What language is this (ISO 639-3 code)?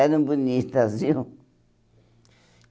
por